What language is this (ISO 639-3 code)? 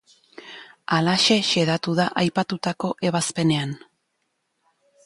eus